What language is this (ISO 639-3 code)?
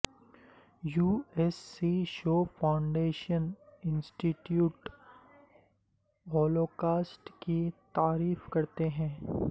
urd